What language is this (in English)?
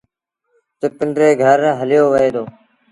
Sindhi Bhil